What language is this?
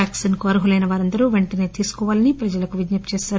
Telugu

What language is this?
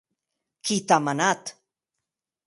Occitan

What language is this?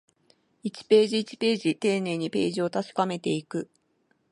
Japanese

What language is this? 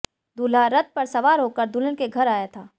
Hindi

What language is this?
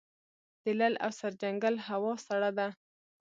Pashto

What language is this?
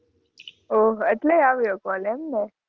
Gujarati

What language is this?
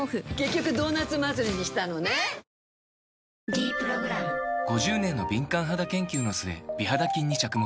Japanese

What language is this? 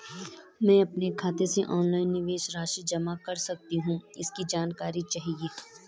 Hindi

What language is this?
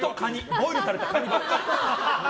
Japanese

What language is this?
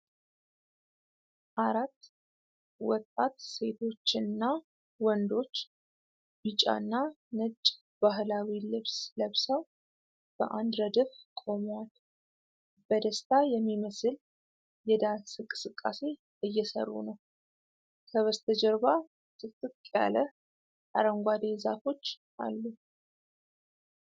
Amharic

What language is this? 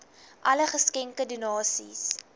Afrikaans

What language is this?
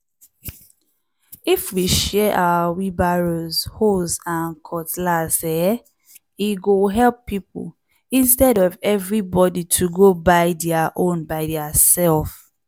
Nigerian Pidgin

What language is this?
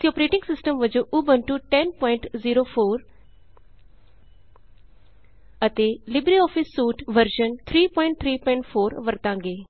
Punjabi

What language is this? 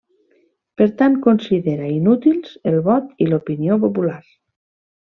Catalan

